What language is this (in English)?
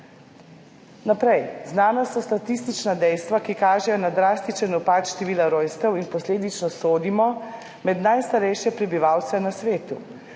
Slovenian